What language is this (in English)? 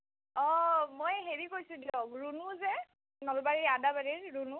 Assamese